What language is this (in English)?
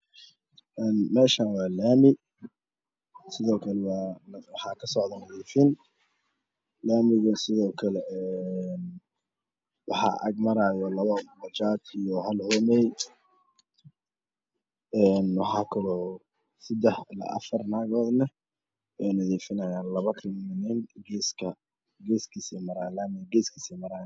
Somali